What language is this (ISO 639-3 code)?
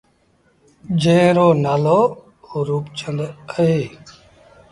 sbn